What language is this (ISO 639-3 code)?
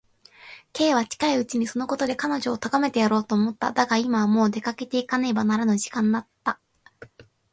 jpn